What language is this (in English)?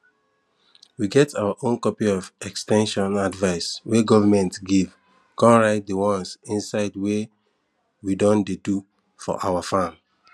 Nigerian Pidgin